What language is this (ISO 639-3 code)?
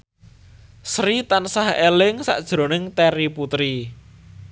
jav